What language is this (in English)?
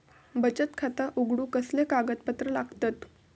Marathi